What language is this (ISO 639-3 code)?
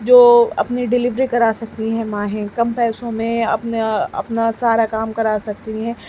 urd